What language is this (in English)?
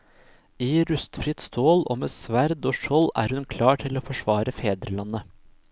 Norwegian